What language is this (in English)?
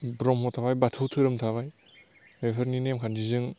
Bodo